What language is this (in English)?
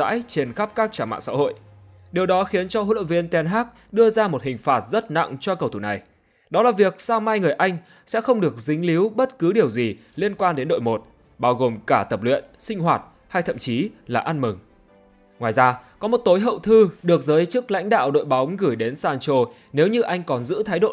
Vietnamese